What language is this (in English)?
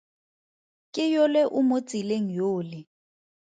Tswana